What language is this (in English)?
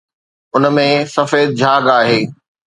Sindhi